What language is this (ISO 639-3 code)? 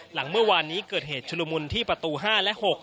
tha